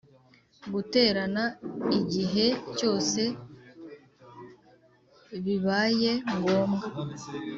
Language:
Kinyarwanda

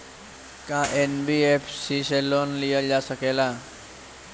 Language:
Bhojpuri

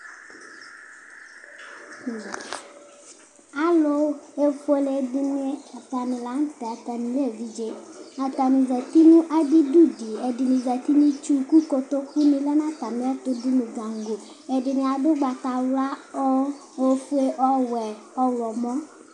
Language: Ikposo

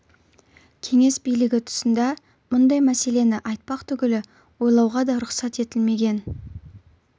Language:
Kazakh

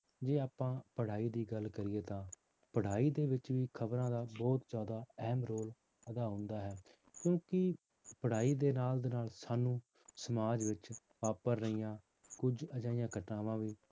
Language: Punjabi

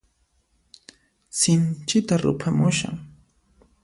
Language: Puno Quechua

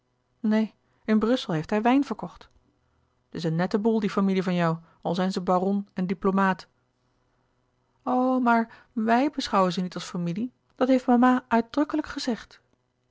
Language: Dutch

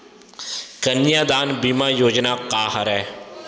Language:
Chhattisgarhi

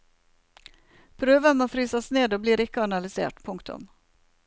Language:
Norwegian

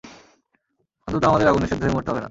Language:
Bangla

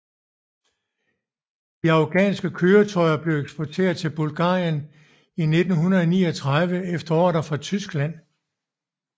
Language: Danish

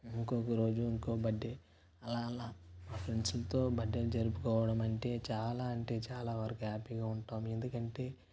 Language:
Telugu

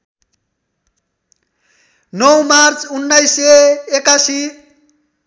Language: Nepali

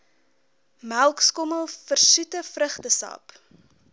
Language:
Afrikaans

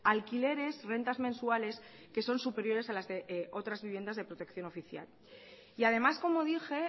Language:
Spanish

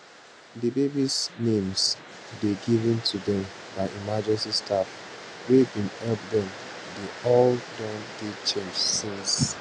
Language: Nigerian Pidgin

